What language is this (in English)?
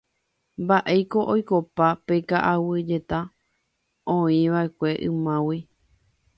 Guarani